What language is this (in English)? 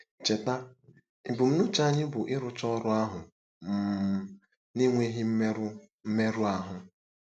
Igbo